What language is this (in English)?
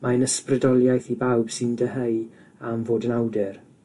Welsh